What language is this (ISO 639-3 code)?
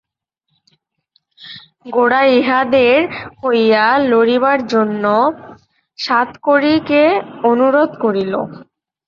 ben